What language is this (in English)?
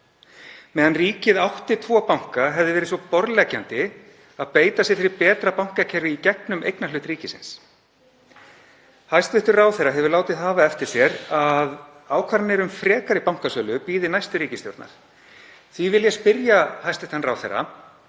Icelandic